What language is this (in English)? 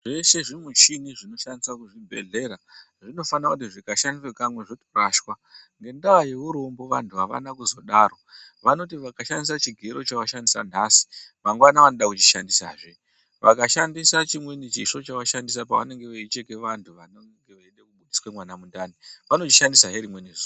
Ndau